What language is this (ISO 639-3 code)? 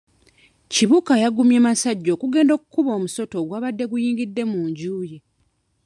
lug